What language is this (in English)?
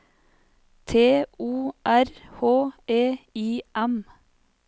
Norwegian